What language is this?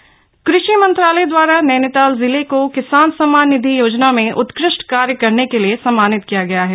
Hindi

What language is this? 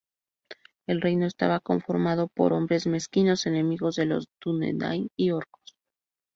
Spanish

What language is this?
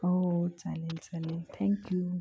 Marathi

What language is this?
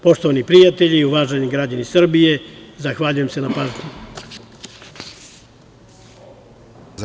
Serbian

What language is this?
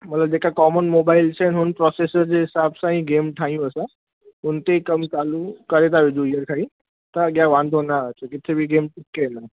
Sindhi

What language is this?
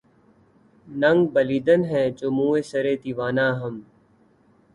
Urdu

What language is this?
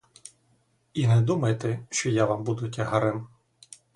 Ukrainian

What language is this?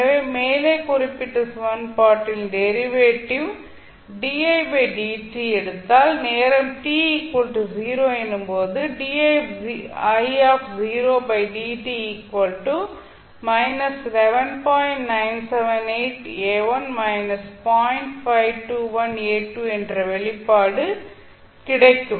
Tamil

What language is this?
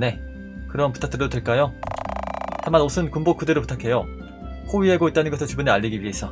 Korean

